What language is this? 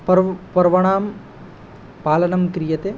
Sanskrit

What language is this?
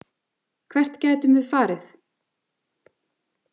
Icelandic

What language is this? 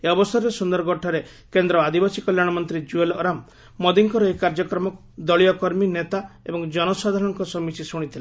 Odia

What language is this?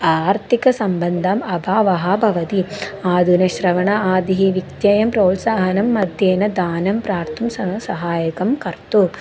Sanskrit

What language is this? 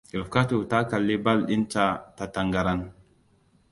Hausa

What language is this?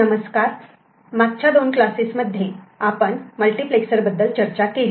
Marathi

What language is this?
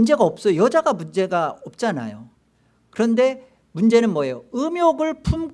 Korean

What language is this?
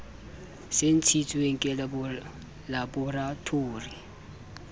Southern Sotho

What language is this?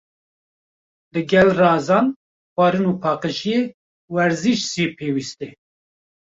Kurdish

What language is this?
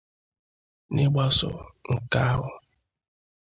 Igbo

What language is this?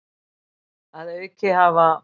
Icelandic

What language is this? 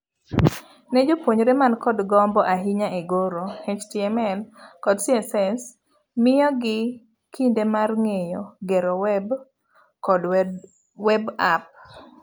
Luo (Kenya and Tanzania)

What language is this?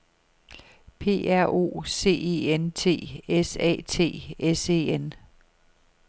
Danish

